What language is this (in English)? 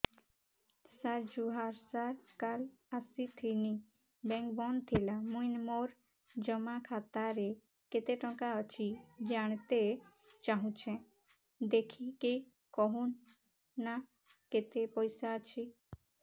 Odia